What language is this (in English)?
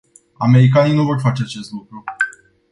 Romanian